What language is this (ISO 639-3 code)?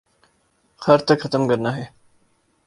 urd